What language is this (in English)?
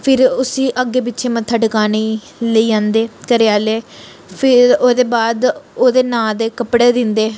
Dogri